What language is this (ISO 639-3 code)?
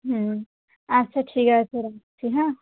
ben